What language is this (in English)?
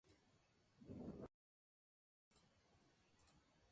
Spanish